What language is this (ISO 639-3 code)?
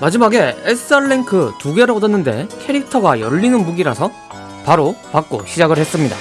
kor